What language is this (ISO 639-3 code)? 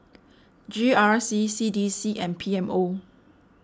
eng